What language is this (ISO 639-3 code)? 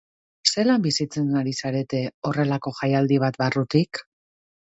eus